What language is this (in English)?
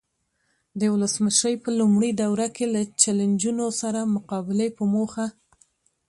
Pashto